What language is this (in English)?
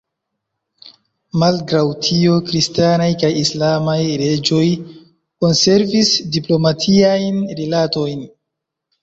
Esperanto